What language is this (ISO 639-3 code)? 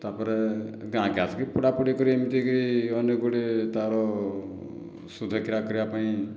ori